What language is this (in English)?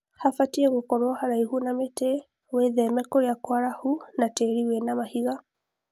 Kikuyu